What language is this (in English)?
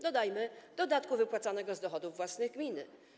Polish